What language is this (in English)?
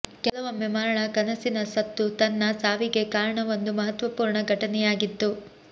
Kannada